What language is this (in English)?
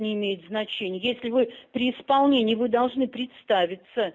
Russian